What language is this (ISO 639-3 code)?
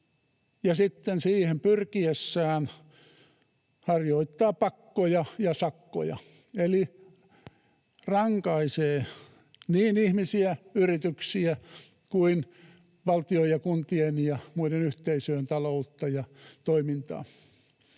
fin